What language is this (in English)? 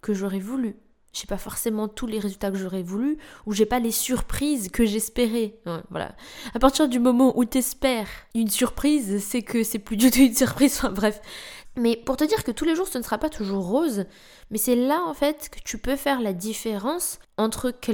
French